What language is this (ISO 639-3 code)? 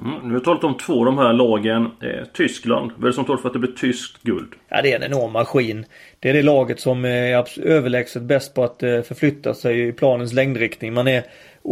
swe